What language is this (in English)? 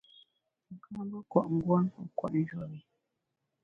Bamun